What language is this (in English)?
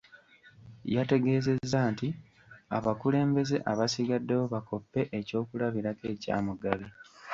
Ganda